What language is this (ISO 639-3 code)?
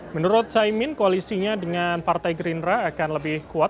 ind